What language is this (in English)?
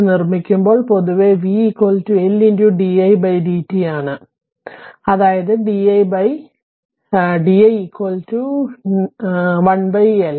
Malayalam